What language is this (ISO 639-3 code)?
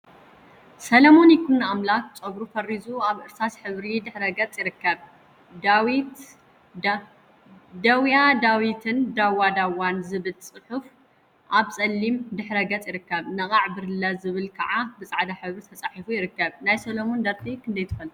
tir